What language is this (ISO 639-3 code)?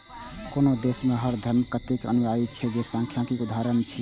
mai